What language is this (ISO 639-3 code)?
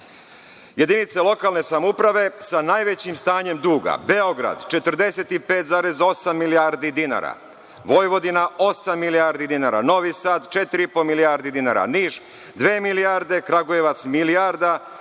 srp